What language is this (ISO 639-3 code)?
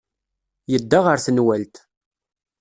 kab